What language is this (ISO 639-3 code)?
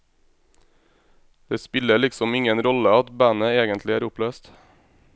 nor